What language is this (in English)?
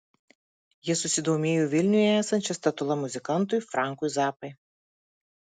Lithuanian